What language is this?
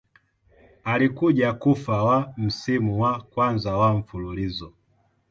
Swahili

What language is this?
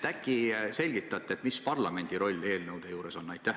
Estonian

